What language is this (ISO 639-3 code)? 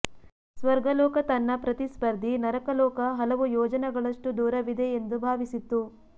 kan